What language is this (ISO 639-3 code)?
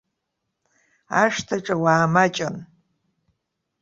abk